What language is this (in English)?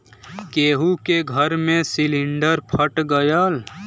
Bhojpuri